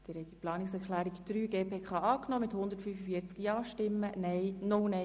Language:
Swiss German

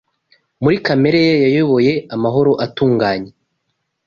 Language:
Kinyarwanda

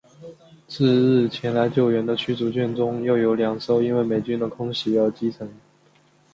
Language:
Chinese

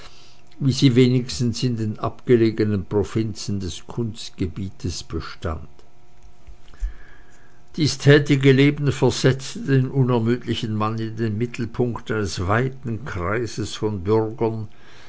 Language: German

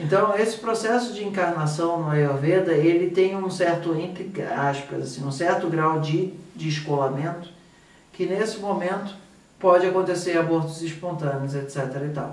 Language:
Portuguese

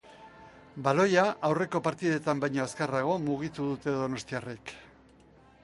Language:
Basque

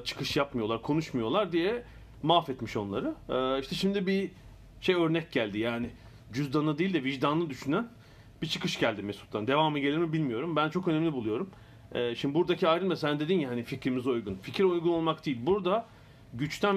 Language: Turkish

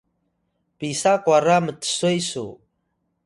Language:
Atayal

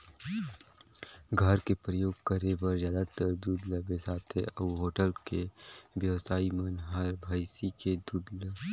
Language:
Chhattisgarhi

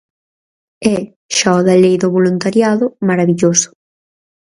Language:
Galician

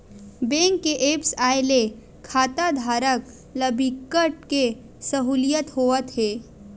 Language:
Chhattisgarhi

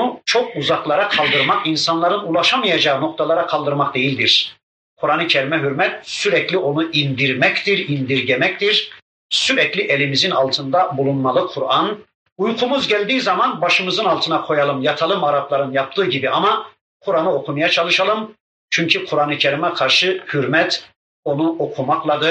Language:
Turkish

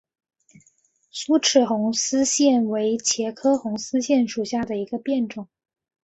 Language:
Chinese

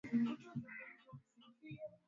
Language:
Swahili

